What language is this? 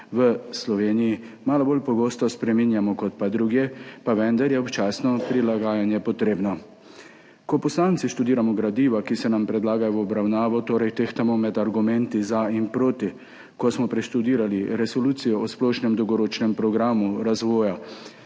Slovenian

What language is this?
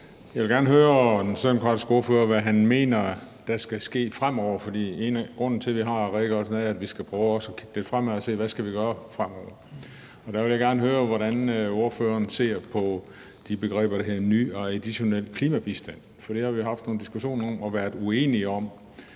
Danish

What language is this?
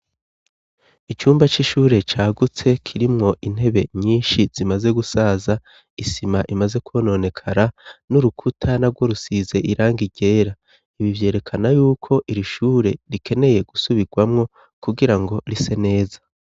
Rundi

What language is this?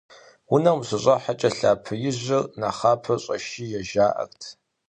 Kabardian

